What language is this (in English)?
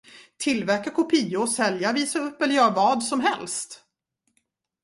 Swedish